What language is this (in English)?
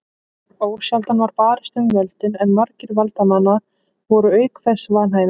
Icelandic